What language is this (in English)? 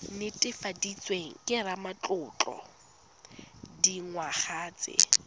Tswana